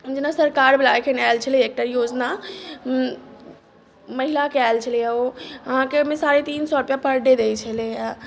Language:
Maithili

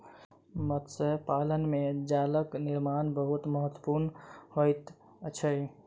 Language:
Maithili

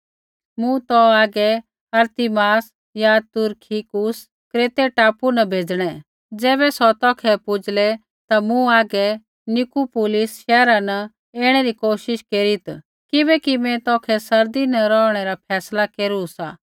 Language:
Kullu Pahari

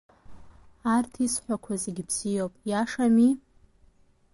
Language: Abkhazian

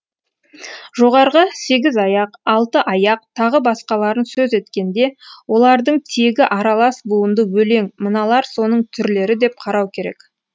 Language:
Kazakh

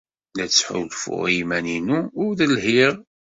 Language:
Kabyle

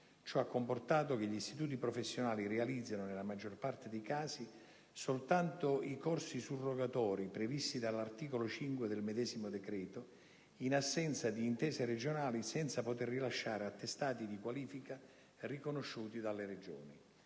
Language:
Italian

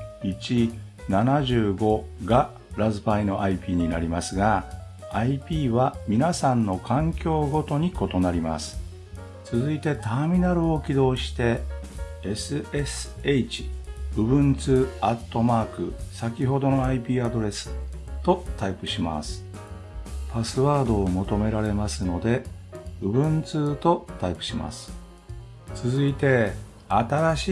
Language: Japanese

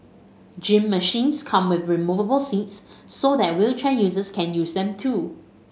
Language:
English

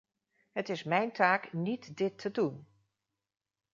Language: Dutch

